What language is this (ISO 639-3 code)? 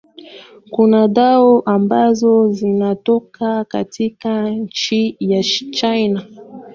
swa